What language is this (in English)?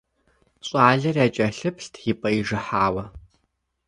Kabardian